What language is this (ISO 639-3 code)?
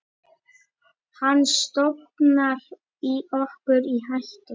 isl